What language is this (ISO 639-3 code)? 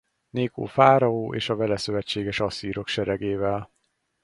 hun